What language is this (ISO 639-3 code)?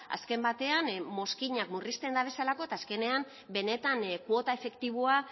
eus